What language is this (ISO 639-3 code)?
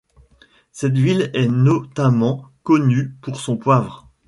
fra